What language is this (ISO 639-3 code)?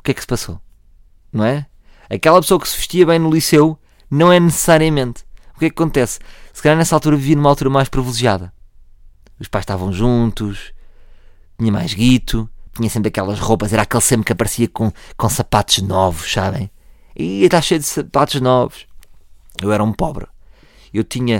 por